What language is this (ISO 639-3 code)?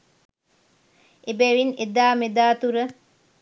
sin